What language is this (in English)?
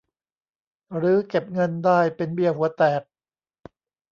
Thai